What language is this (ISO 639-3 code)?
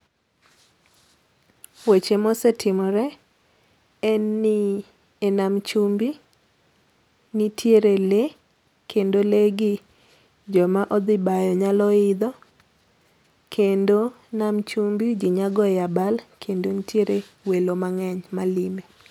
luo